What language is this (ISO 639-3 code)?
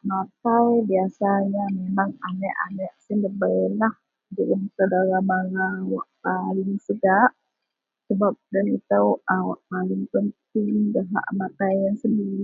mel